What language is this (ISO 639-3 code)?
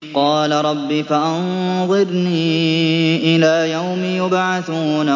ara